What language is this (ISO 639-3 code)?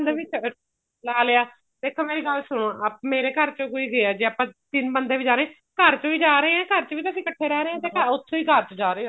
pan